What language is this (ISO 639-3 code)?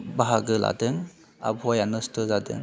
brx